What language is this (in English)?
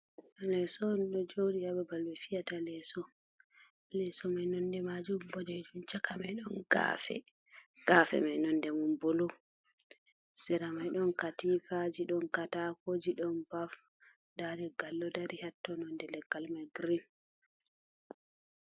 Fula